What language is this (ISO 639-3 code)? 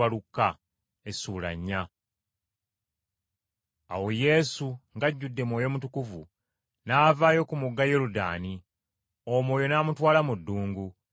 lug